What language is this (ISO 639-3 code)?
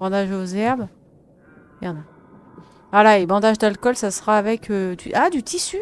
fra